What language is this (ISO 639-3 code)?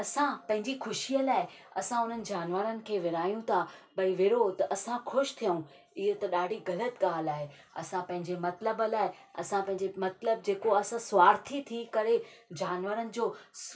snd